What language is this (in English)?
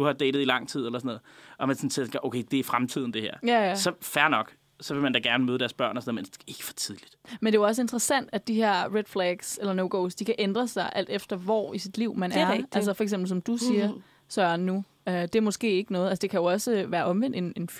Danish